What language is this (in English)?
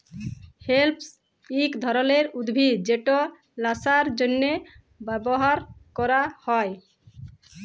Bangla